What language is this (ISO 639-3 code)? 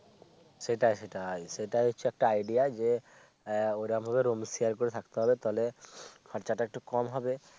ben